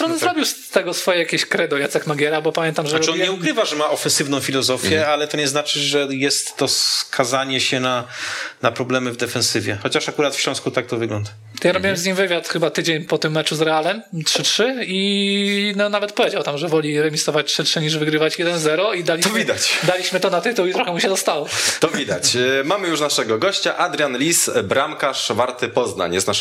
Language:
Polish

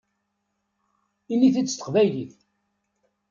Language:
Kabyle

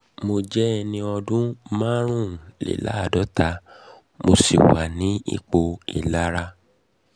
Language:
Yoruba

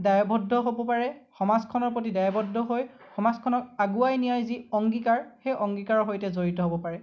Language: Assamese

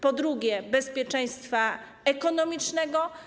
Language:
Polish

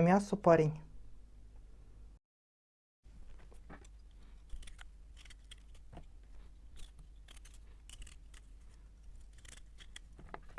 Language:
Russian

